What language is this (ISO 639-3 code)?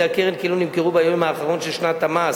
heb